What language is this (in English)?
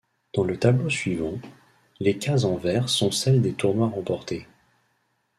French